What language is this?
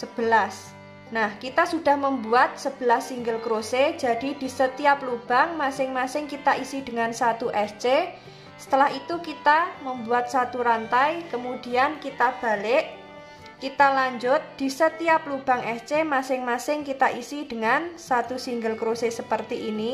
Indonesian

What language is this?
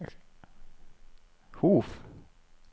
Norwegian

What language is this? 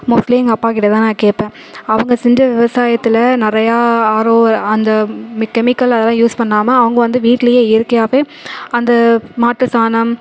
Tamil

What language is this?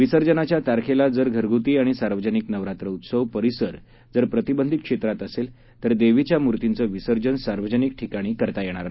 Marathi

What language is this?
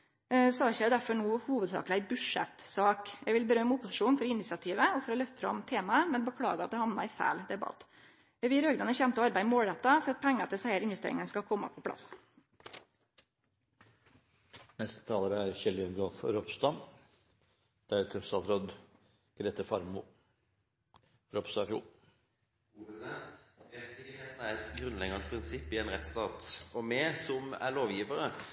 Norwegian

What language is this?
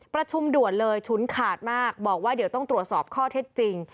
Thai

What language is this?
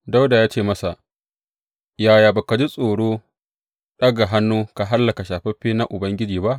Hausa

